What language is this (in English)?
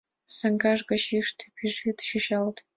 Mari